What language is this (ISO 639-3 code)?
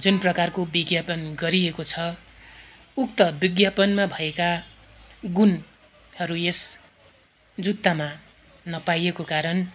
nep